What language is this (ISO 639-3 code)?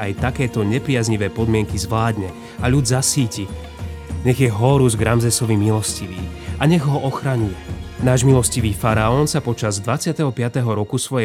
slk